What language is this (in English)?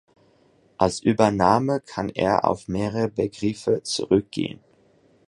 German